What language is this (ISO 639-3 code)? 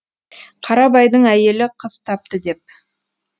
kaz